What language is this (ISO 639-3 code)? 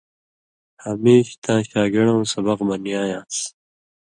mvy